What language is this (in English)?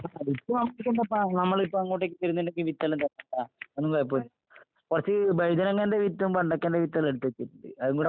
Malayalam